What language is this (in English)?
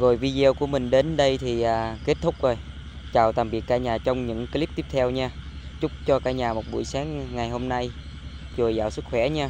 Vietnamese